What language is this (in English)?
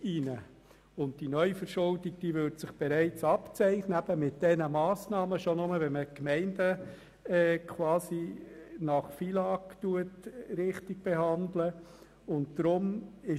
Swiss German